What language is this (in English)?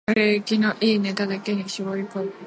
Japanese